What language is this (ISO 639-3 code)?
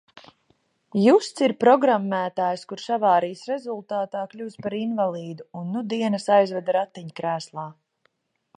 lav